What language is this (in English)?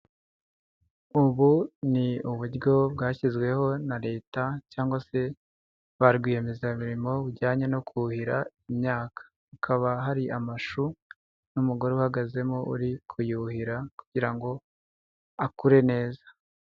Kinyarwanda